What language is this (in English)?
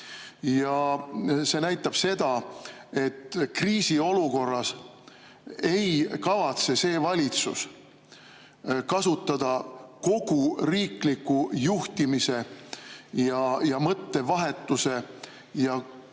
Estonian